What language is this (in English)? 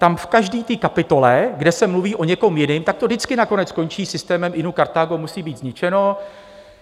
Czech